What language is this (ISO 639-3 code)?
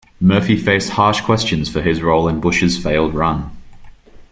eng